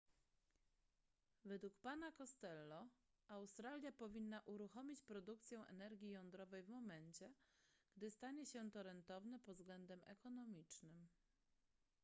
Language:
Polish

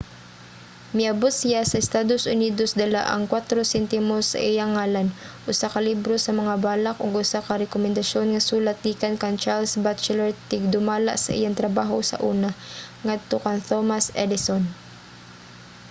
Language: Cebuano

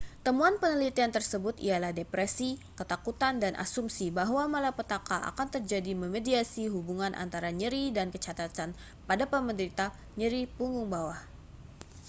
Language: Indonesian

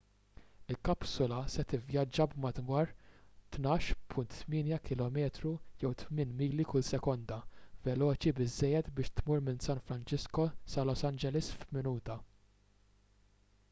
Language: Maltese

